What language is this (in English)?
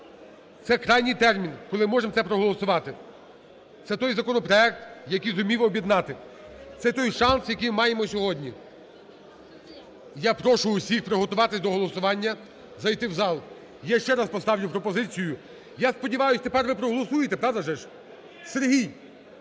Ukrainian